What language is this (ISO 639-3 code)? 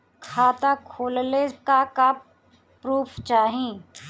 bho